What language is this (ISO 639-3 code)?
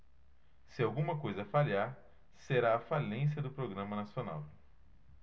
por